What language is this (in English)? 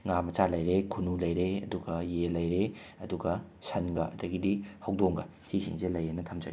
Manipuri